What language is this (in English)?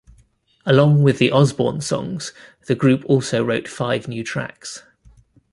English